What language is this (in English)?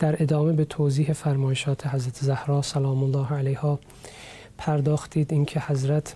Persian